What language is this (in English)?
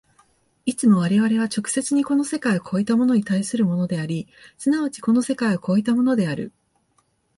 Japanese